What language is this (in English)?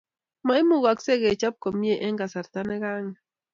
Kalenjin